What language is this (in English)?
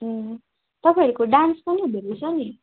Nepali